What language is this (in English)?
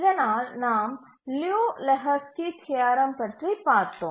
Tamil